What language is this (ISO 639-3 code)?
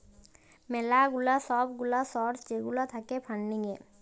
ben